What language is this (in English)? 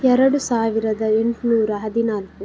Kannada